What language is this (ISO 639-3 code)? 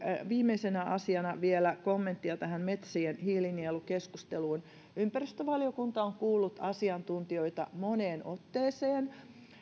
fin